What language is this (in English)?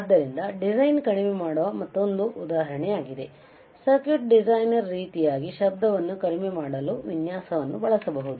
Kannada